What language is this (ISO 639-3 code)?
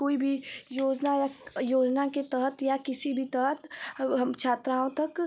hin